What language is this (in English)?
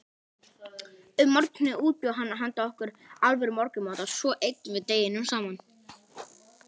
Icelandic